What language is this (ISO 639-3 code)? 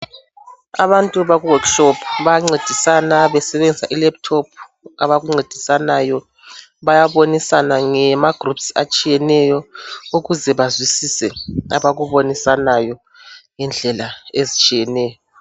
nde